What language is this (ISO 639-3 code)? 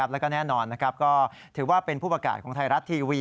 tha